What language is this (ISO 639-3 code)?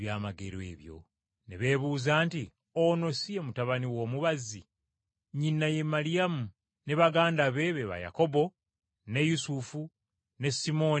lug